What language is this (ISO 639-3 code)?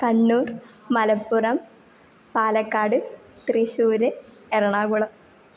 san